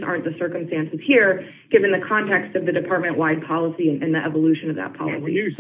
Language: English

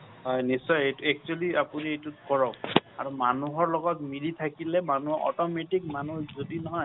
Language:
Assamese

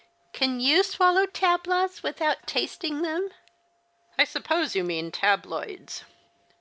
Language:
English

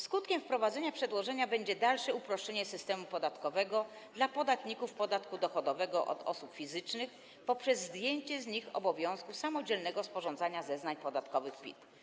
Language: Polish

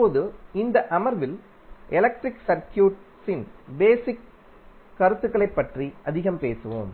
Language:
Tamil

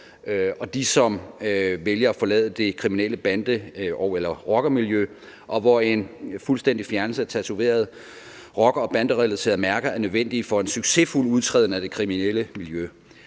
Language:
Danish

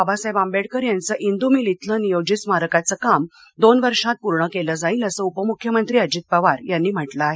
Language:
Marathi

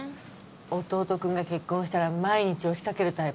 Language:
Japanese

